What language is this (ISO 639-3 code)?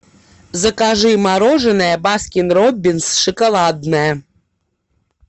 rus